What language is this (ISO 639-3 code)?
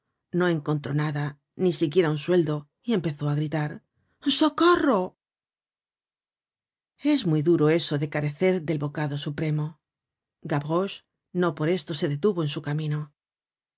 spa